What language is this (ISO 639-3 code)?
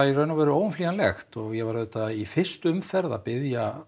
isl